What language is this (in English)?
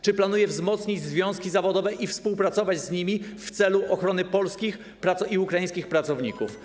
Polish